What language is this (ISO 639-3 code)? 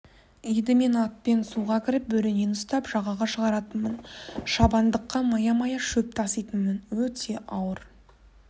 kaz